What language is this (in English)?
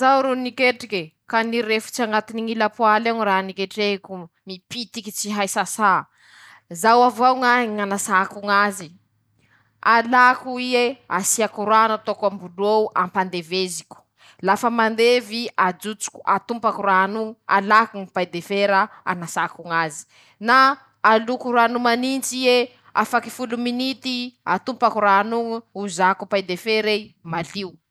Masikoro Malagasy